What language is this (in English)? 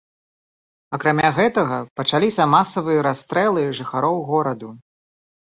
Belarusian